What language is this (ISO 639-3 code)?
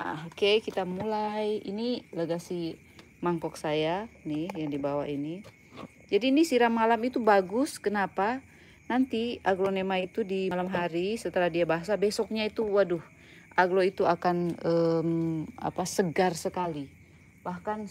ind